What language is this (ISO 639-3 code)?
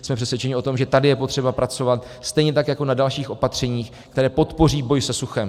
ces